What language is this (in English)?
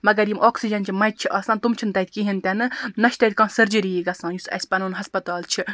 Kashmiri